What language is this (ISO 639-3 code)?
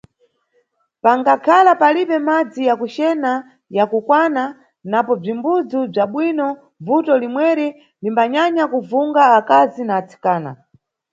nyu